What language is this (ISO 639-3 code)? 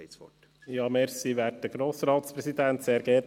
gsw